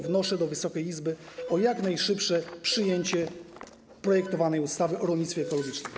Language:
Polish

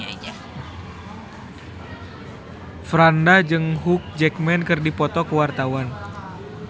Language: Sundanese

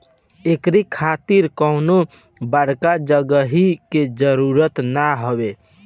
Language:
Bhojpuri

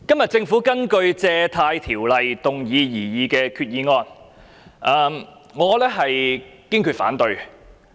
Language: Cantonese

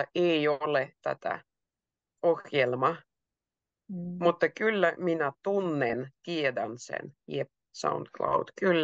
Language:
Finnish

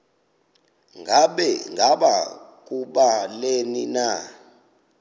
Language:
Xhosa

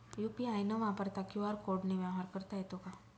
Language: Marathi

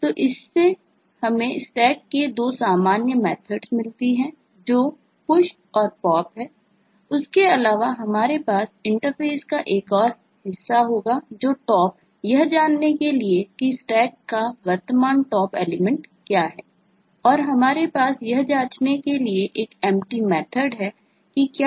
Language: Hindi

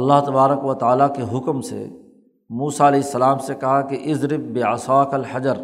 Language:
Urdu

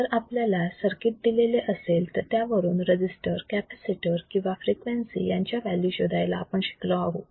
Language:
Marathi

